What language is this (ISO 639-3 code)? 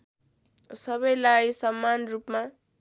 nep